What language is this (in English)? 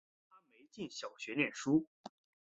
Chinese